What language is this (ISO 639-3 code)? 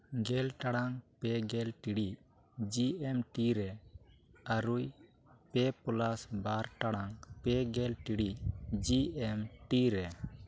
sat